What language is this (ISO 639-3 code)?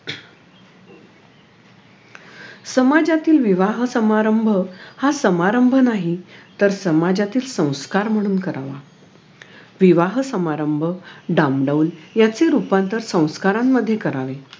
mar